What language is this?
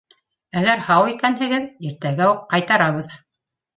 Bashkir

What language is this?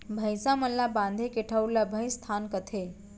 Chhattisgarhi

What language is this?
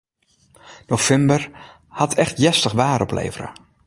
Western Frisian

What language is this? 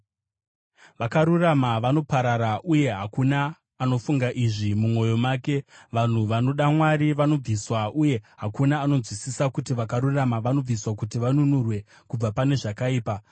Shona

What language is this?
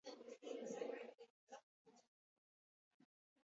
Basque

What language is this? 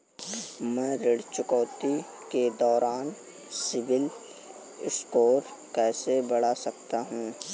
Hindi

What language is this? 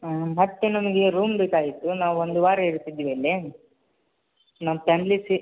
Kannada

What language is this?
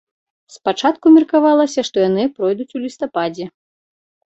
Belarusian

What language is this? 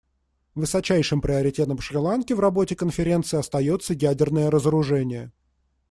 Russian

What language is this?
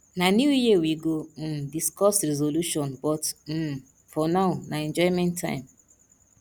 Nigerian Pidgin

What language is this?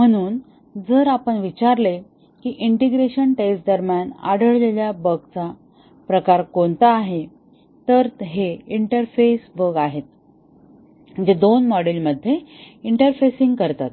Marathi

